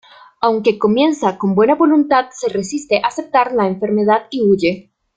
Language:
Spanish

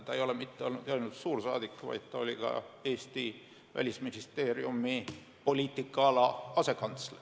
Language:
Estonian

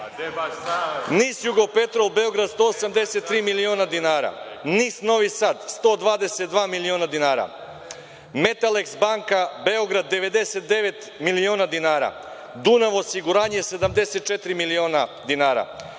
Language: Serbian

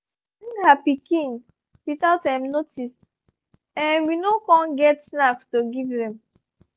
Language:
Nigerian Pidgin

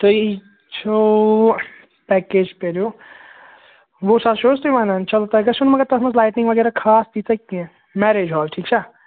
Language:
Kashmiri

